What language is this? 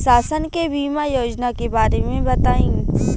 Bhojpuri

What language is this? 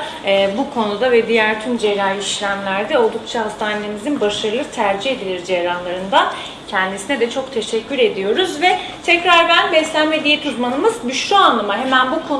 Turkish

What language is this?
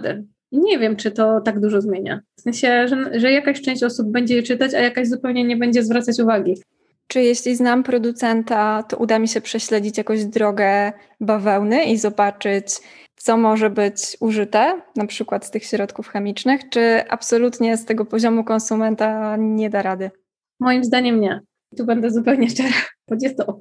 Polish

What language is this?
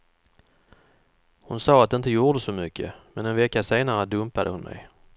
Swedish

